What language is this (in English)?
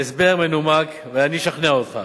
Hebrew